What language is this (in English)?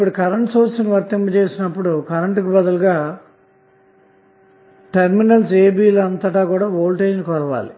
Telugu